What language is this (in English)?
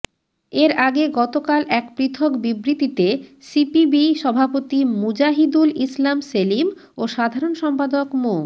Bangla